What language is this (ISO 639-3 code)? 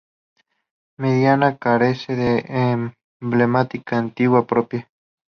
spa